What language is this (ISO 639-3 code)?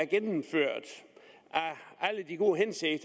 dan